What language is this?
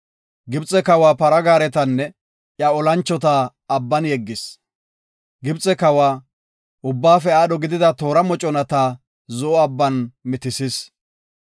Gofa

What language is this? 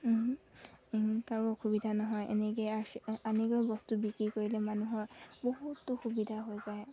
Assamese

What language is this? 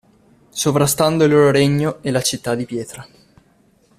Italian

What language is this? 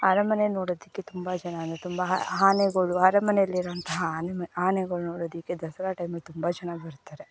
Kannada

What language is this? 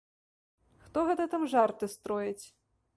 Belarusian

